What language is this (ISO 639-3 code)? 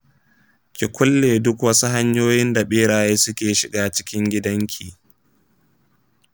hau